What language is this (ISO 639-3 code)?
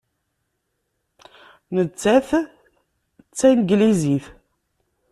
kab